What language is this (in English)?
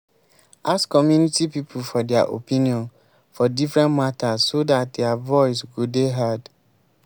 Nigerian Pidgin